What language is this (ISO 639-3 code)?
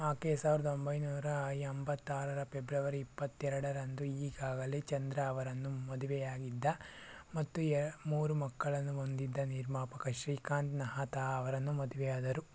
kan